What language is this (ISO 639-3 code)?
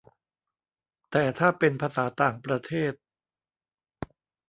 tha